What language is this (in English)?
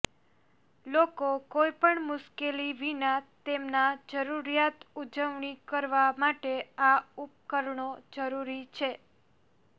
Gujarati